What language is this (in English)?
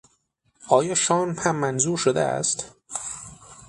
Persian